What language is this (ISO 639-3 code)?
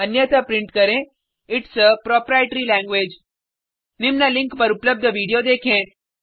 hin